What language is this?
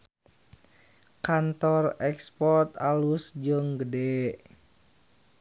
Sundanese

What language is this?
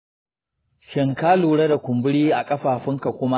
Hausa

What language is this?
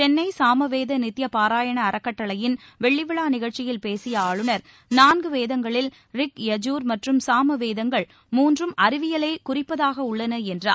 Tamil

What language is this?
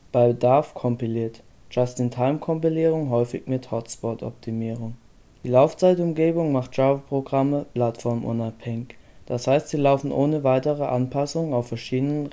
German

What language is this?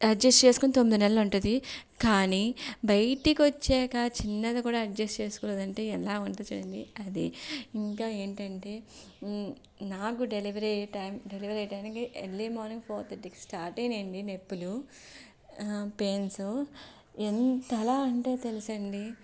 Telugu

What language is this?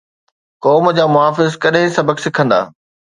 Sindhi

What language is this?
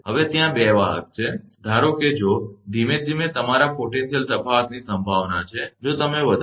Gujarati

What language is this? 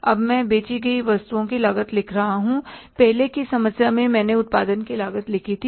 Hindi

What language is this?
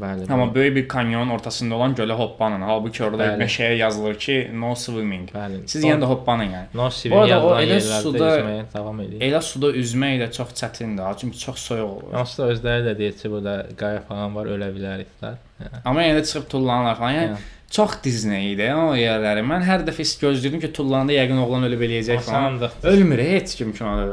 Turkish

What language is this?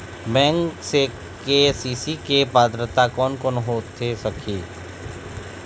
Chhattisgarhi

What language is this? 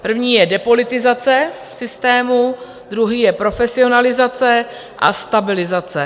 Czech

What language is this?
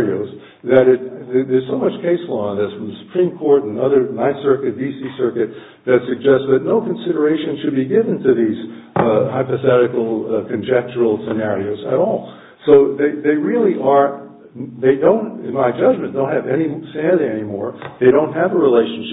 English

